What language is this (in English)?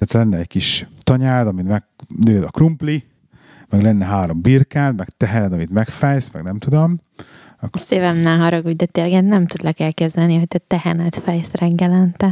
Hungarian